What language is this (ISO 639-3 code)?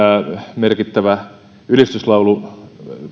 fin